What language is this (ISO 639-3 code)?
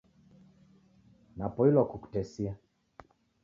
dav